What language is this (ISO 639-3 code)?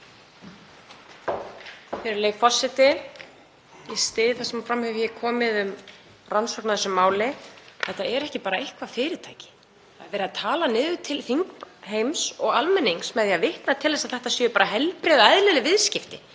isl